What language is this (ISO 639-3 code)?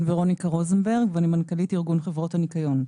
heb